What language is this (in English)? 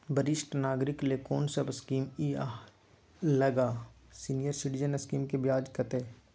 Maithili